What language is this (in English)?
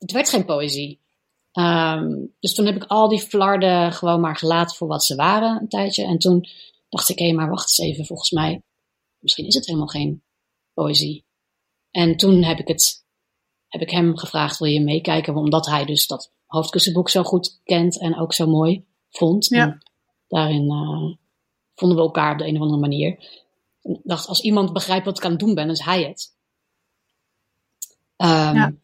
Dutch